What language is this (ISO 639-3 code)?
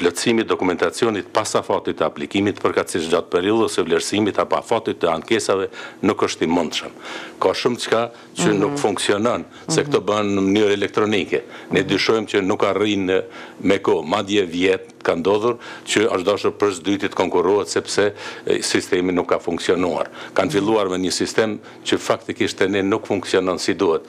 ron